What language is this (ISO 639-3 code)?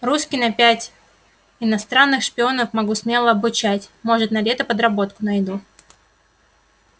rus